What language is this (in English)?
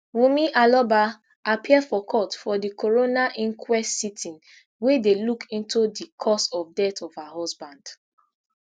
Nigerian Pidgin